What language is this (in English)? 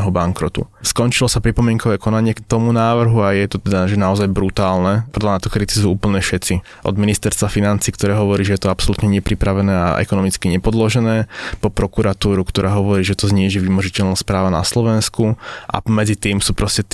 Slovak